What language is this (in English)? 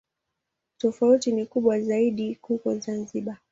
Swahili